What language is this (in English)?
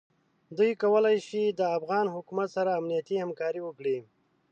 Pashto